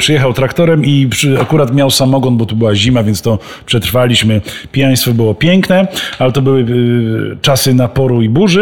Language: Polish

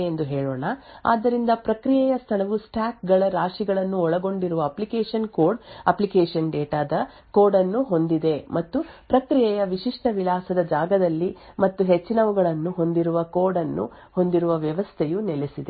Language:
Kannada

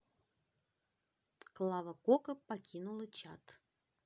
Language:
Russian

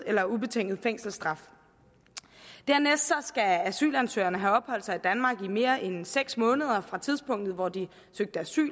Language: Danish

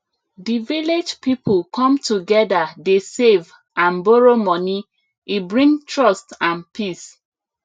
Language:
Nigerian Pidgin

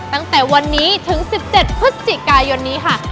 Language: Thai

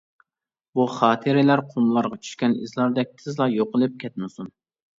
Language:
Uyghur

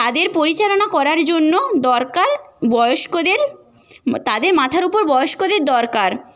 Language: Bangla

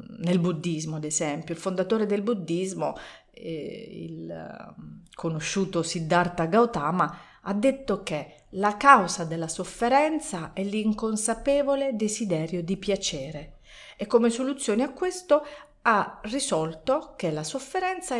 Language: Italian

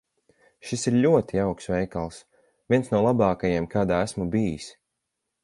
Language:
Latvian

